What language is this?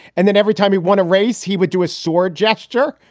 English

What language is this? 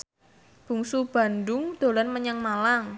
Javanese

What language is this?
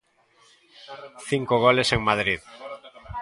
Galician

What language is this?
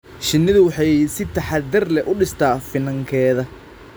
Somali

